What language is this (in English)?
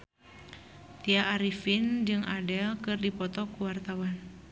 Sundanese